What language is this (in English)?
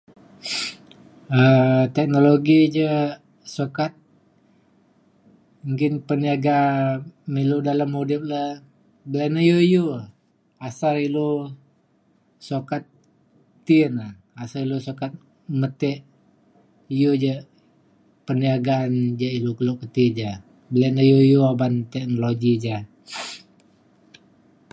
Mainstream Kenyah